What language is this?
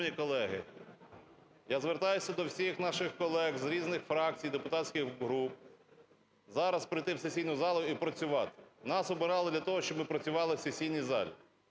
Ukrainian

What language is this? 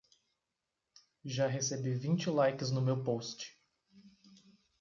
Portuguese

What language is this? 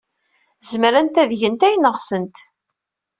Kabyle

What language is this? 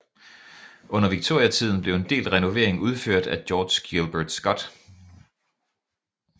Danish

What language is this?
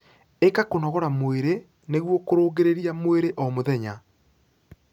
Kikuyu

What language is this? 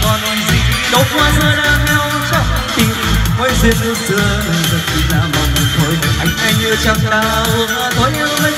Vietnamese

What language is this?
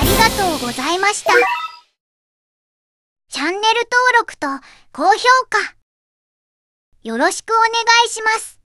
Japanese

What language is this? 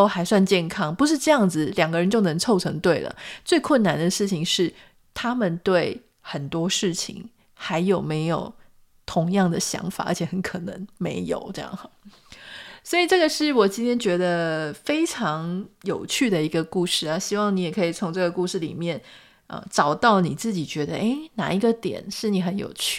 Chinese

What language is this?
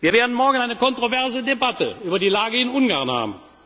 German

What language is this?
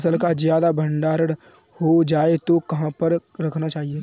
Hindi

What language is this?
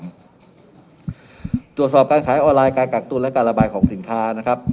Thai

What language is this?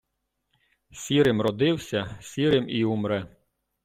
Ukrainian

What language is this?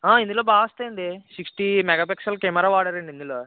Telugu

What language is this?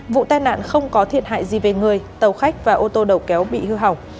Vietnamese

